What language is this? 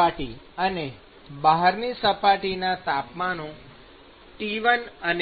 Gujarati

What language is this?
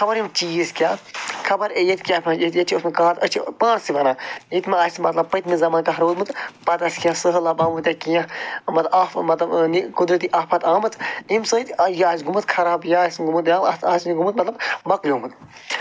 Kashmiri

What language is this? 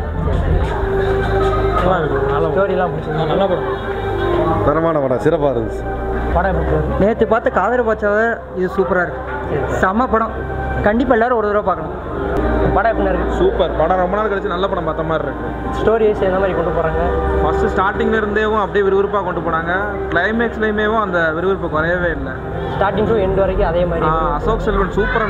Arabic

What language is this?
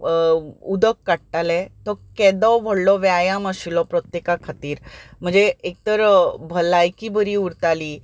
Konkani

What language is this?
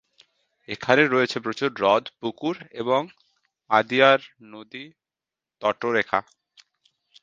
Bangla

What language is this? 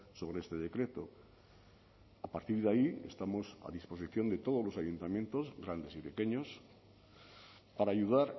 Spanish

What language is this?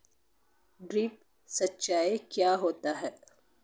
Hindi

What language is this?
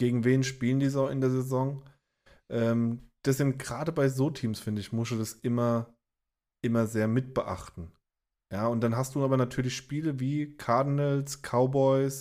German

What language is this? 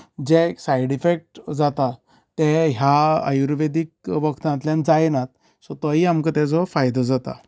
Konkani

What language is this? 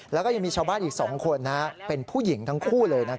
Thai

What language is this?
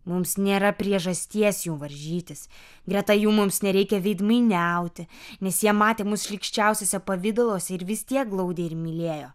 Lithuanian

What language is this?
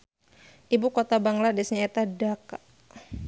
Sundanese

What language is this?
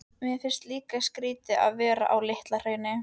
Icelandic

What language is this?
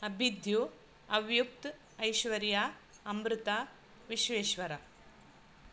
Sanskrit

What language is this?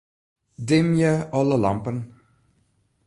Western Frisian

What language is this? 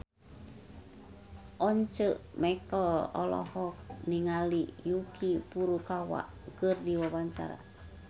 Sundanese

